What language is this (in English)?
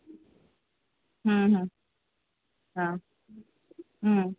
Sindhi